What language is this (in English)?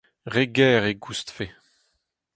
Breton